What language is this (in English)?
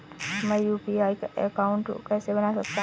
Hindi